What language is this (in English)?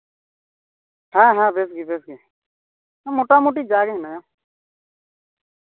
Santali